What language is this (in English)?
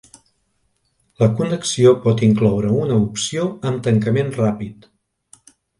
Catalan